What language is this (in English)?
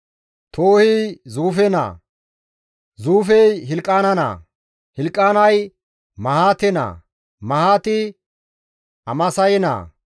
Gamo